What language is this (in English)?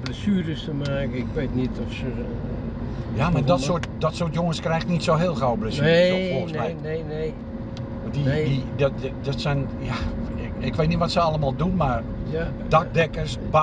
Dutch